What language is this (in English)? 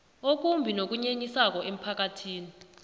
South Ndebele